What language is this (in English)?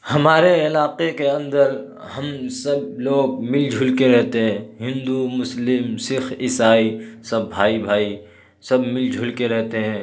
Urdu